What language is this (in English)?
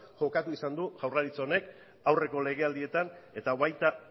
Basque